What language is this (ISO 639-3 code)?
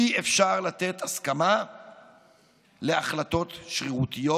heb